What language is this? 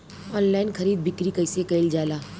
Bhojpuri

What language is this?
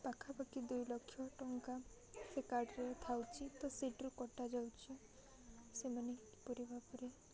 Odia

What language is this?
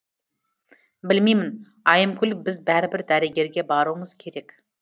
Kazakh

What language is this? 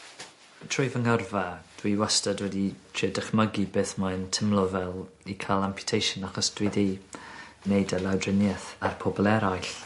Welsh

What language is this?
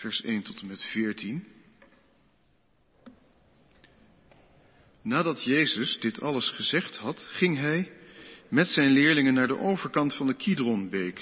Dutch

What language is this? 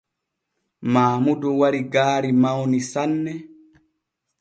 Borgu Fulfulde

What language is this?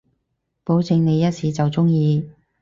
Cantonese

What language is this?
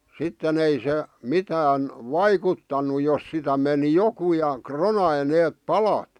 Finnish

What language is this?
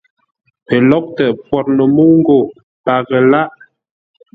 Ngombale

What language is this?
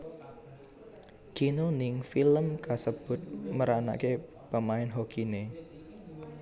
Javanese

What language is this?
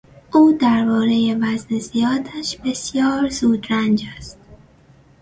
Persian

